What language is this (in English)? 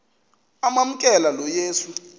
Xhosa